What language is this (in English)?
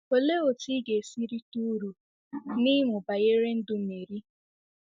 Igbo